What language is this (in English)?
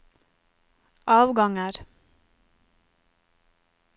Norwegian